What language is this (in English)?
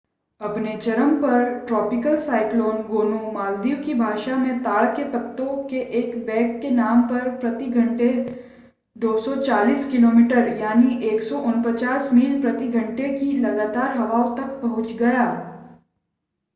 Hindi